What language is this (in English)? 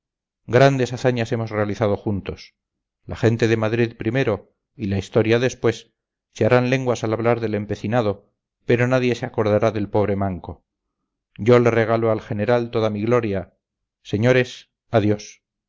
Spanish